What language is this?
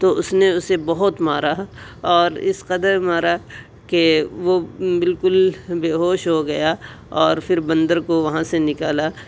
Urdu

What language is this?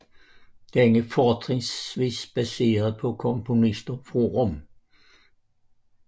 Danish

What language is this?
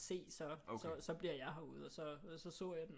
Danish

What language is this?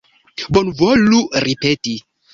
Esperanto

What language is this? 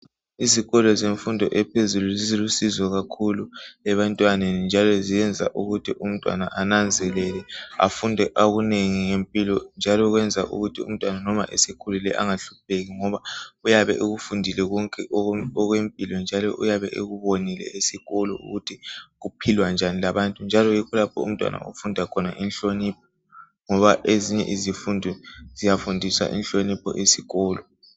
North Ndebele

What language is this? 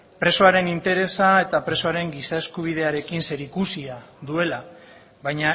Basque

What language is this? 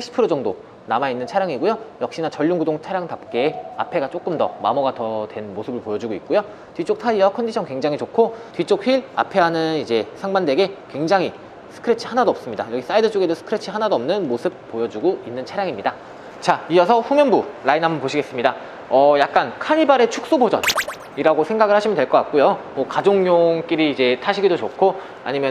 Korean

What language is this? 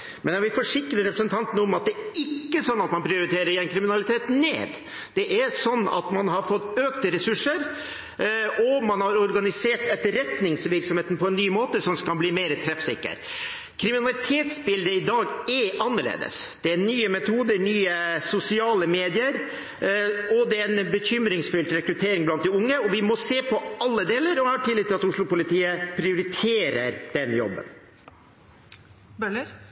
Norwegian Bokmål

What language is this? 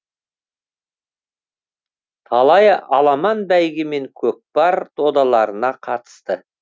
Kazakh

